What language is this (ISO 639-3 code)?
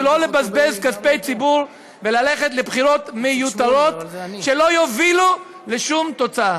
heb